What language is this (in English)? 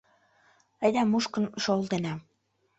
Mari